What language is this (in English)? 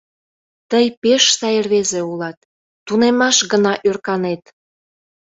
Mari